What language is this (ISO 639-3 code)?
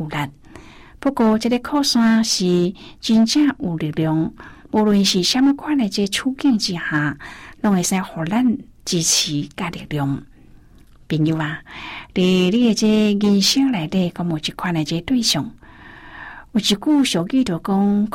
zho